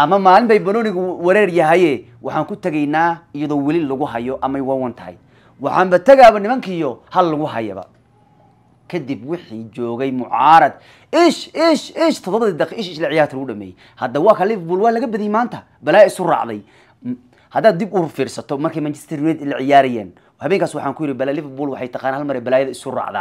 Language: Arabic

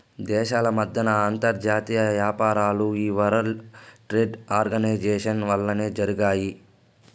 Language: Telugu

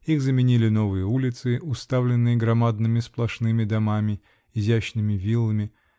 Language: Russian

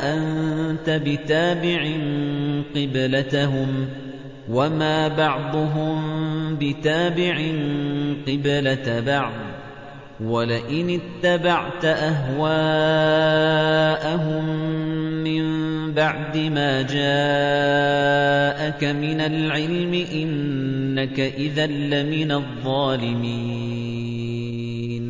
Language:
Arabic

